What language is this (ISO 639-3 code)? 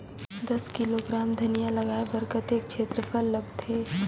hne